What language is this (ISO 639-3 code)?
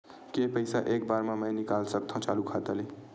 hne